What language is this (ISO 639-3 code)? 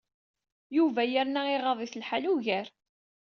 kab